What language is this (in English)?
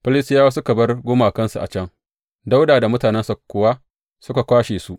Hausa